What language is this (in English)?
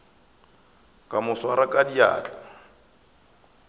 Northern Sotho